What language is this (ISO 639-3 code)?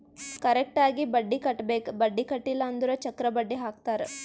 kan